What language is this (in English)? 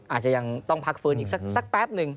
Thai